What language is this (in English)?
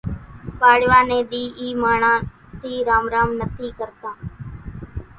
Kachi Koli